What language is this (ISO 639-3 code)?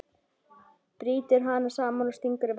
isl